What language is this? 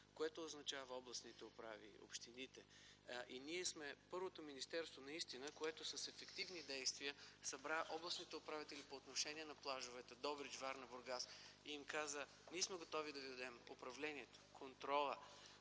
Bulgarian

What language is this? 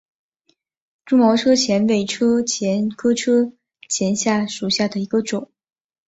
Chinese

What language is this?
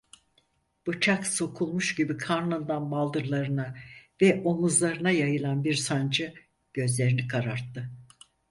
Turkish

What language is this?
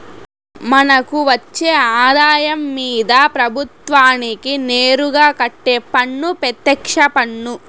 Telugu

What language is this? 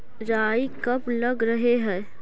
Magahi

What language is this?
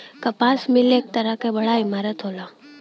Bhojpuri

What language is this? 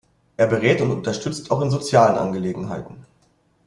German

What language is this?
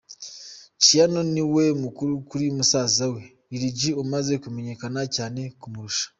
Kinyarwanda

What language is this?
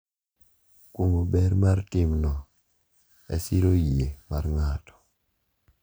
Luo (Kenya and Tanzania)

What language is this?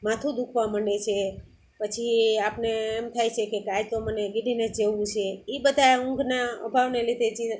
Gujarati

